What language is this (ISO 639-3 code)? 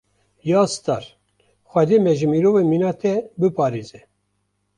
kur